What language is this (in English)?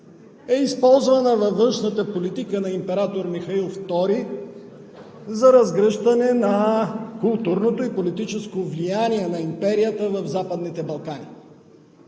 Bulgarian